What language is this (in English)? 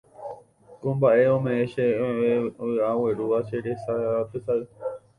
Guarani